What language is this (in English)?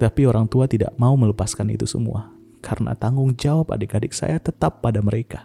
Indonesian